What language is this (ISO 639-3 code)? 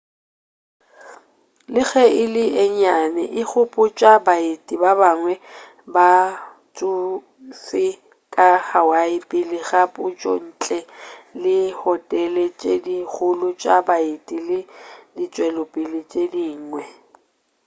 nso